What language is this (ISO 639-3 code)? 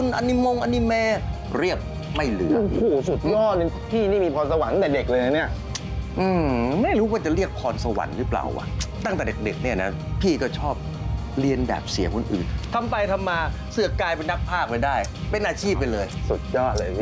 tha